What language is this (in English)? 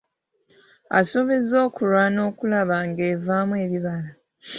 Ganda